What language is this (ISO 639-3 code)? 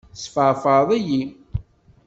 kab